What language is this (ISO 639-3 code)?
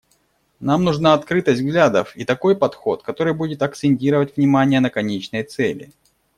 rus